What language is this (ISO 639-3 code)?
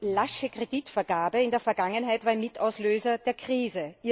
deu